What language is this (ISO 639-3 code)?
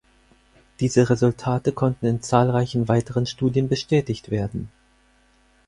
deu